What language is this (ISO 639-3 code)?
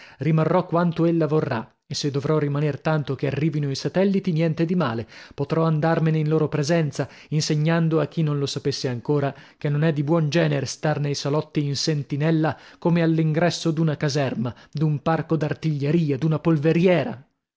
ita